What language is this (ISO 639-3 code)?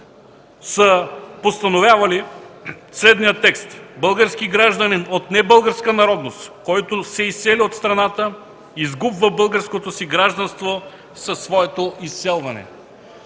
bul